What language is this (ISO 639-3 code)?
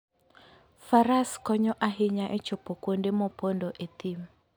luo